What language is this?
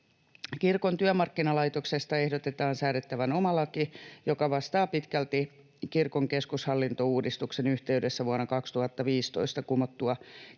Finnish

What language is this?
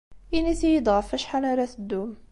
Kabyle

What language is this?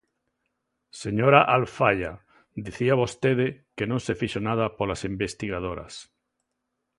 Galician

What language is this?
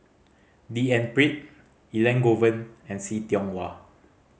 English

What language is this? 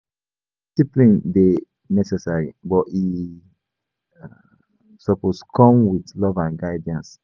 Nigerian Pidgin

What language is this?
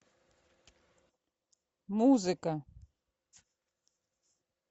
Russian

